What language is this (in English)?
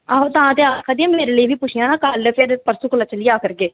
Dogri